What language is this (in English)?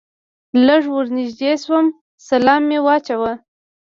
Pashto